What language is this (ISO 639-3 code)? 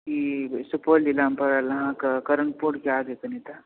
mai